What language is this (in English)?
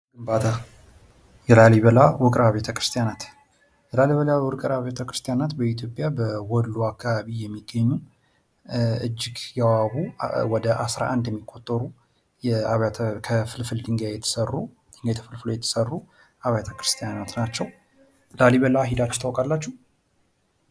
Amharic